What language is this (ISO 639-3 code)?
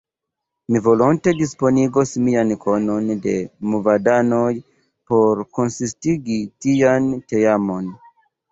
epo